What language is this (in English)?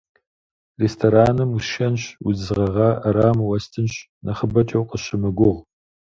Kabardian